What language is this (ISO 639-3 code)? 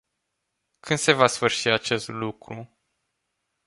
ron